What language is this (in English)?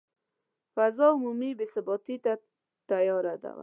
Pashto